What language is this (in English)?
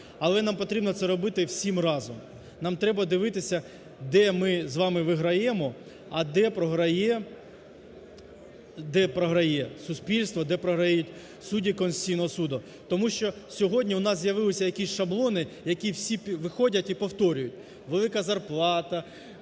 Ukrainian